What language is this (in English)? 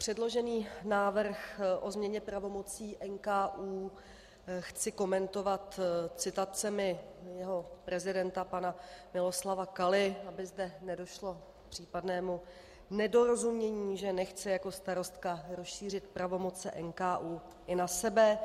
Czech